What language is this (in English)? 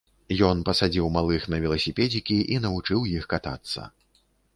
Belarusian